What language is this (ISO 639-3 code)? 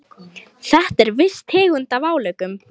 isl